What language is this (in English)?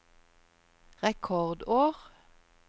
Norwegian